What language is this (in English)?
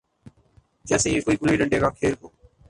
Urdu